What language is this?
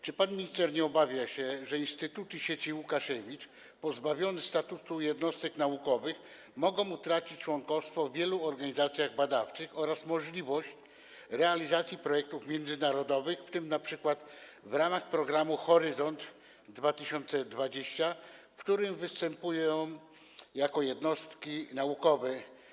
Polish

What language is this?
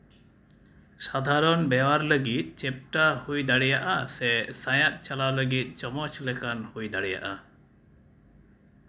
Santali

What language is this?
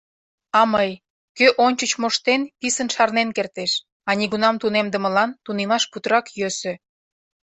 Mari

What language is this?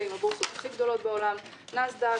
Hebrew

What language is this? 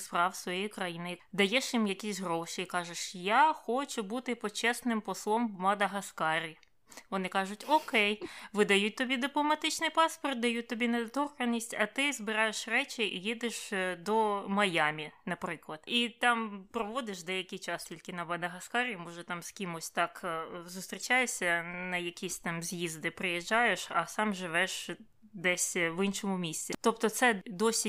Ukrainian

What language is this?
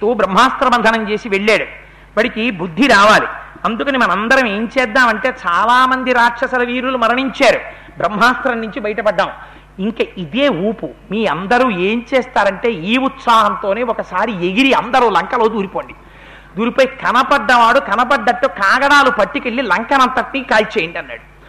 Telugu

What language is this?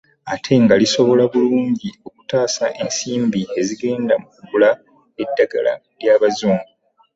Ganda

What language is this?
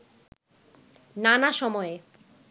Bangla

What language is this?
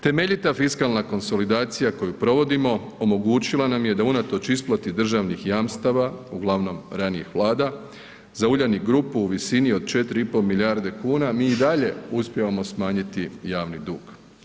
Croatian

